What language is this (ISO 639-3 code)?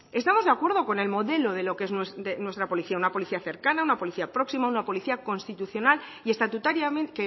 spa